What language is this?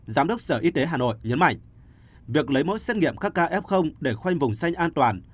Vietnamese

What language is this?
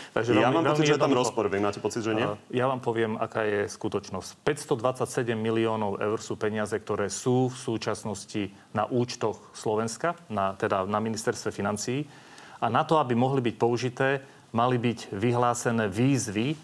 Slovak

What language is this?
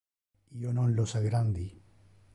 Interlingua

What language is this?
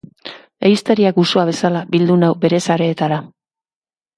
Basque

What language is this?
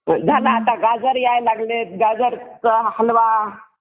Marathi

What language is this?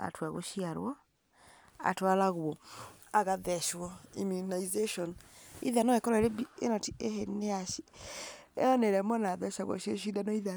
Kikuyu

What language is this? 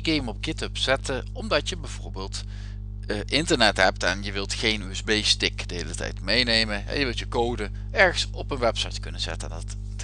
Dutch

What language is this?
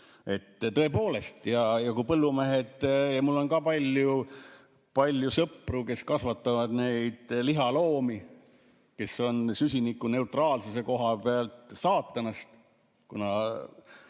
Estonian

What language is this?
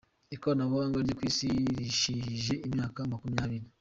Kinyarwanda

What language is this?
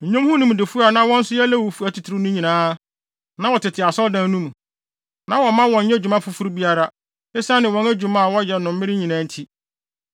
Akan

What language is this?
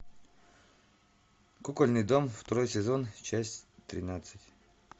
Russian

